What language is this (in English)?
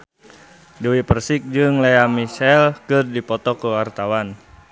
Sundanese